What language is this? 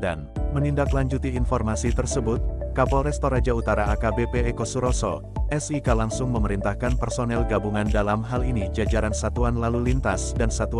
Indonesian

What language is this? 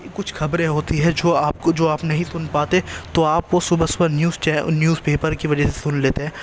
Urdu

